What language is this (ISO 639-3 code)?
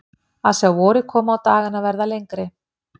isl